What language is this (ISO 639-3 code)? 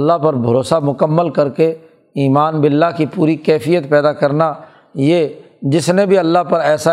urd